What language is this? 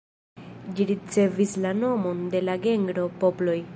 Esperanto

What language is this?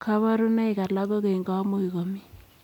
Kalenjin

